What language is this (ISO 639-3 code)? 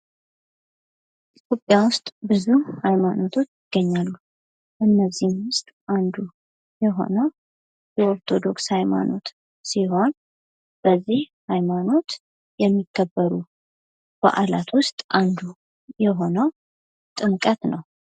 amh